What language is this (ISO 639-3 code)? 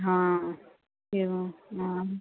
guj